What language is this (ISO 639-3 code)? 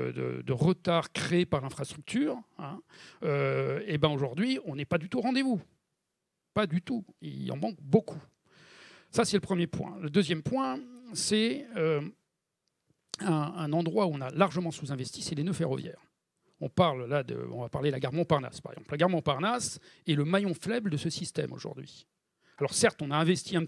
fra